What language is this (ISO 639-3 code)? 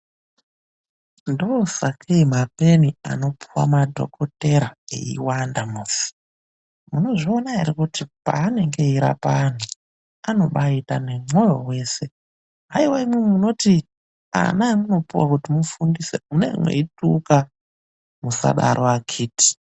ndc